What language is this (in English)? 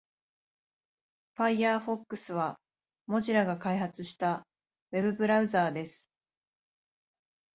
Japanese